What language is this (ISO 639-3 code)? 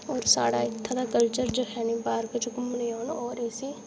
doi